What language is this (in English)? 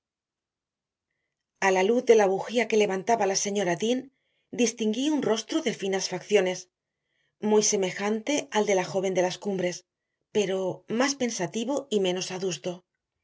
Spanish